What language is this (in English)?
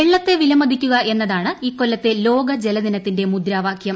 Malayalam